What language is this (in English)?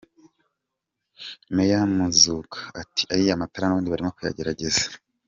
Kinyarwanda